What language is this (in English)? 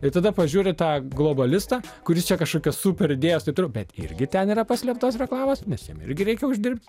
Lithuanian